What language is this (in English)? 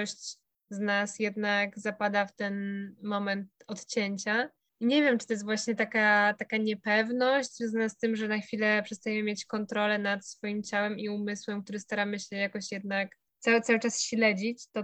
Polish